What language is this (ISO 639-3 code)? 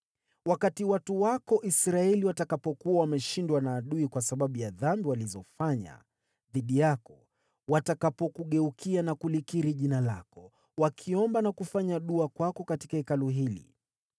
swa